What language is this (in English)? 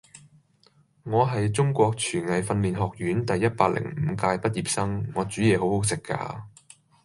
Cantonese